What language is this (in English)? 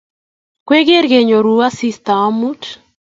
Kalenjin